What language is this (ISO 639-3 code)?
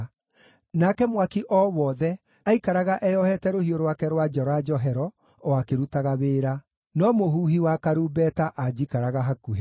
kik